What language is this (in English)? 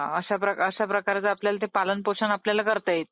Marathi